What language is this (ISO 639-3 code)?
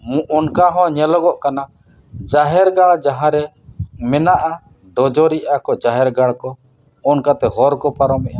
sat